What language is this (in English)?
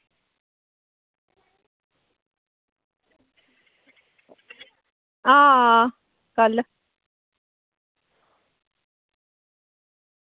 Dogri